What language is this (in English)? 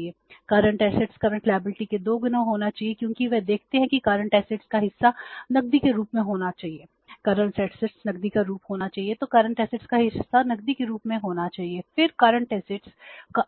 Hindi